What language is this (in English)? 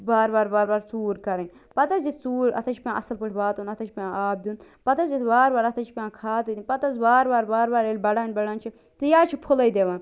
Kashmiri